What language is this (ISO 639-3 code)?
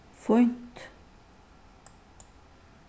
fao